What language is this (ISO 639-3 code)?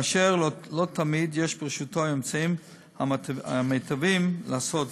heb